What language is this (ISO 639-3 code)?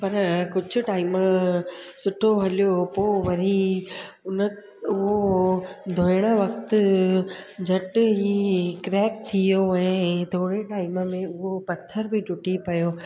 snd